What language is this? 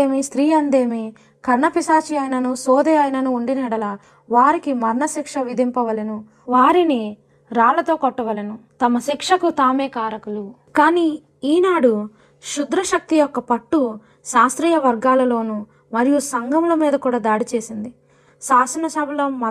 Telugu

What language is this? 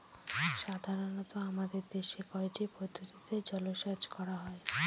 Bangla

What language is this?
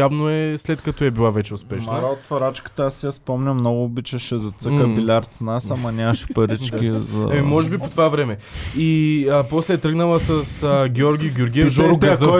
Bulgarian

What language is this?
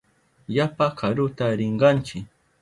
Southern Pastaza Quechua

